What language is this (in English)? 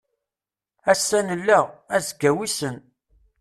Kabyle